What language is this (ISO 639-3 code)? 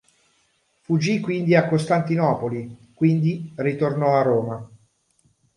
ita